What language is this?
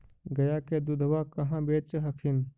Magahi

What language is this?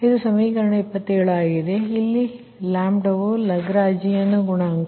Kannada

